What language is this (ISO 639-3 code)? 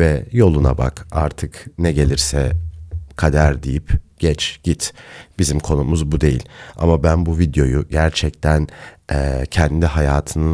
tur